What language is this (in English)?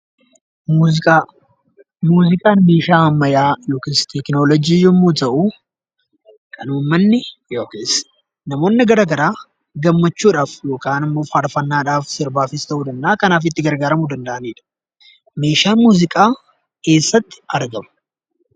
Oromo